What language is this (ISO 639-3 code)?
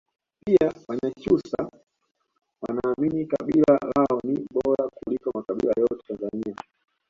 swa